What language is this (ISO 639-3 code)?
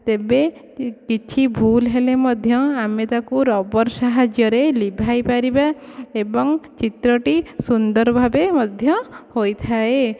ori